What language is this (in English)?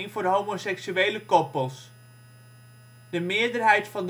Dutch